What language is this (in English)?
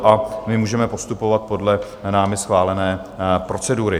Czech